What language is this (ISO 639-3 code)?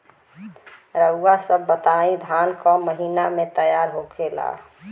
bho